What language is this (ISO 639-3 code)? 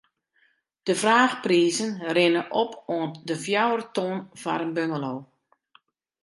fry